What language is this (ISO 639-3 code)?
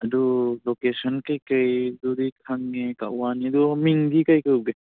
mni